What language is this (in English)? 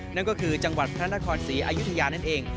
Thai